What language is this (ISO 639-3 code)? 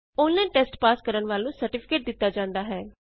pan